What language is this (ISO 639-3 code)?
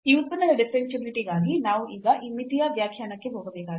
kan